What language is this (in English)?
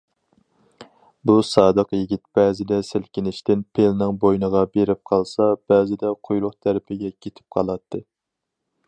Uyghur